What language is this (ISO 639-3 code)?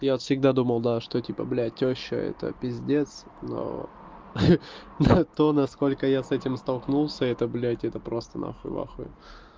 rus